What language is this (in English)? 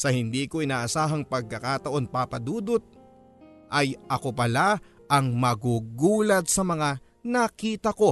Filipino